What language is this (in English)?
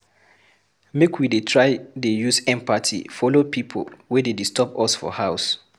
Nigerian Pidgin